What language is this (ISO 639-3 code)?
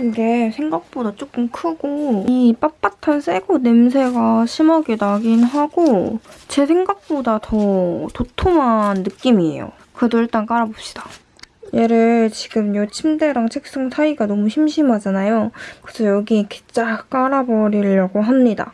kor